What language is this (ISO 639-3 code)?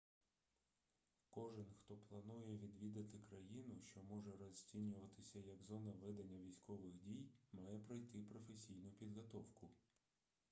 ukr